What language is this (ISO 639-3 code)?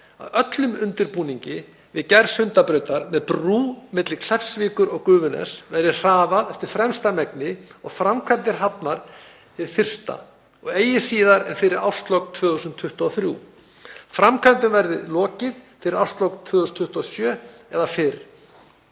isl